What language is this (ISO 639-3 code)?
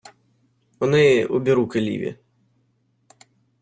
ukr